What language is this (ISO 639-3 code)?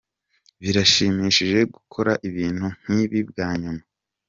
kin